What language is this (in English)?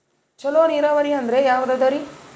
Kannada